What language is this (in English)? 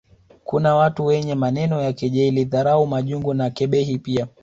Swahili